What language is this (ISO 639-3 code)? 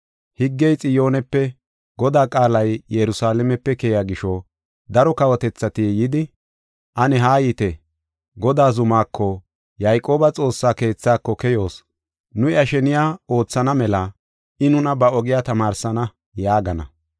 gof